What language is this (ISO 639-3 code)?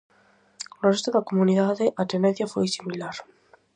glg